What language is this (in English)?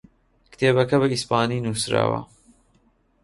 Central Kurdish